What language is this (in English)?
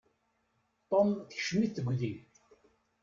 Kabyle